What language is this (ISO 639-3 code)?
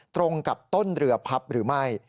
tha